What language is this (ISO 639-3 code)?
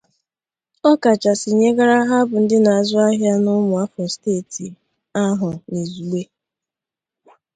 ibo